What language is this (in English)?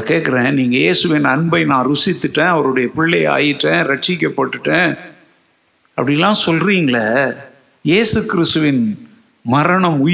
Tamil